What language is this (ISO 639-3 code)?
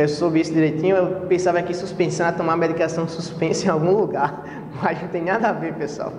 por